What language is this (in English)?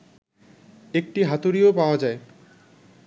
Bangla